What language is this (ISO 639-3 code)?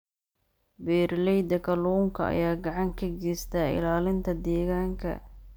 som